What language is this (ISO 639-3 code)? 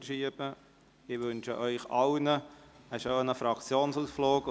gsw